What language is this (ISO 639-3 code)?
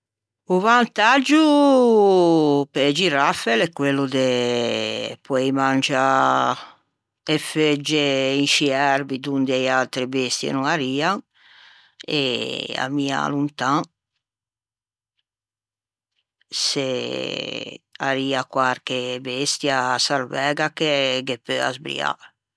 lij